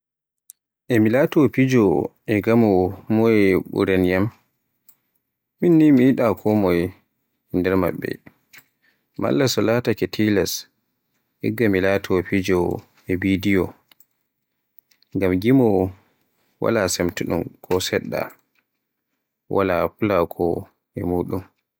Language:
Borgu Fulfulde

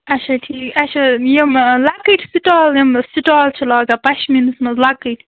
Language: Kashmiri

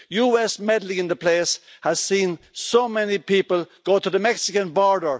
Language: English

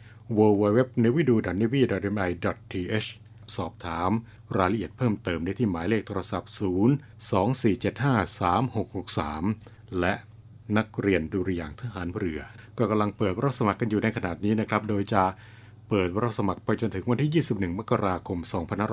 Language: Thai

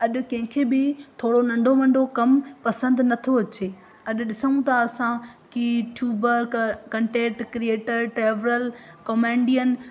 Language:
Sindhi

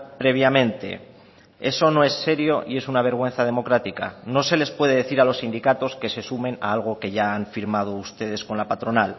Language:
Spanish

